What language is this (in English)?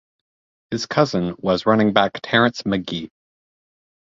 English